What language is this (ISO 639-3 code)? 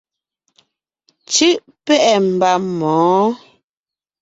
nnh